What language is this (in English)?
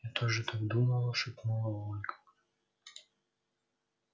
Russian